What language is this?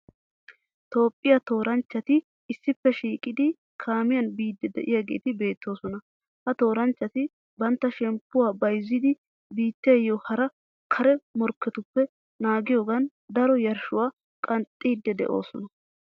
Wolaytta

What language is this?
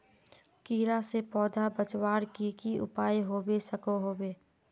Magahi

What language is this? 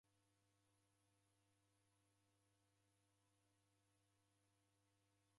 Taita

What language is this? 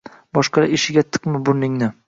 Uzbek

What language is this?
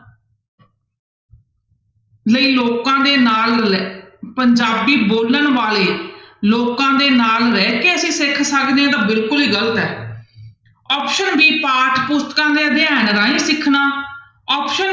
Punjabi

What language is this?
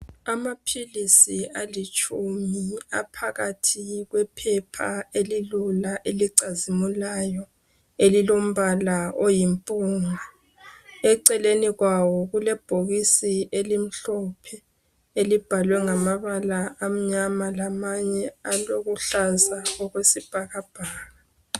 North Ndebele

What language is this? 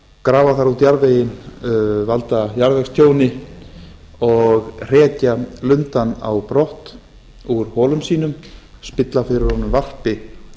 Icelandic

